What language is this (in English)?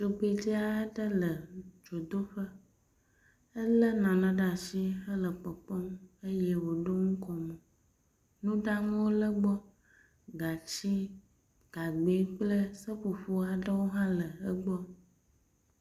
Ewe